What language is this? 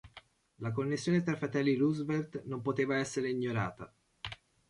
Italian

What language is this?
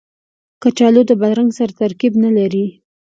Pashto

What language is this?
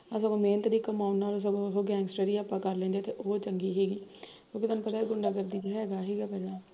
Punjabi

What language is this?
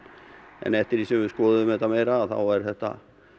Icelandic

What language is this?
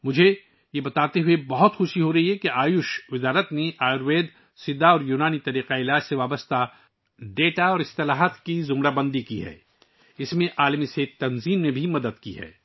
Urdu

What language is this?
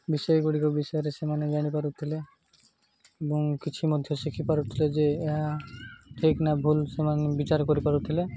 Odia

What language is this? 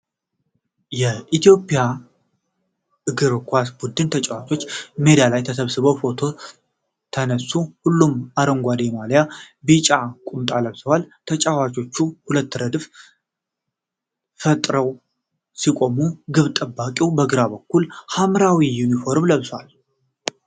Amharic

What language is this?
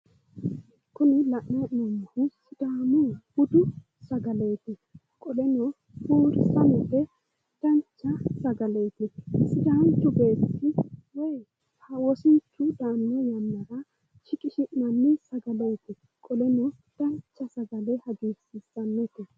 Sidamo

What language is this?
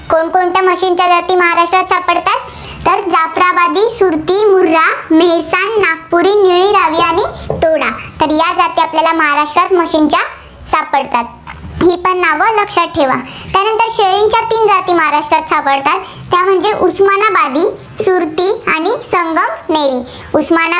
Marathi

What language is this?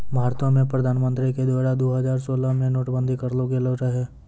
Maithili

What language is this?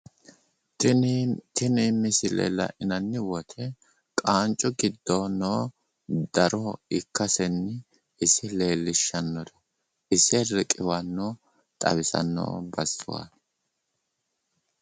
Sidamo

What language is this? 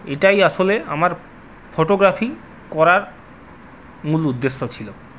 Bangla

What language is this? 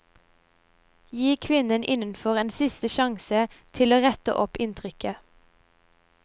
Norwegian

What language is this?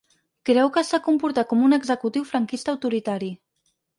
Catalan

